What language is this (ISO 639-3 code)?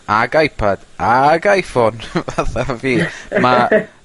cym